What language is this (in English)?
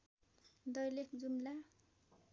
Nepali